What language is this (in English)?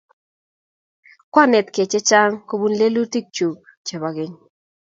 Kalenjin